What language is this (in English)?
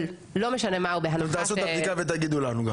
Hebrew